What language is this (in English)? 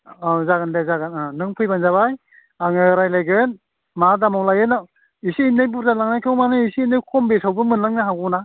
Bodo